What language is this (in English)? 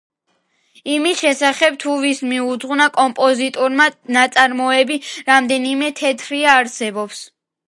Georgian